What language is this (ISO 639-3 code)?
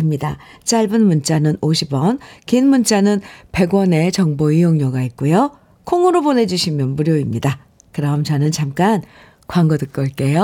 kor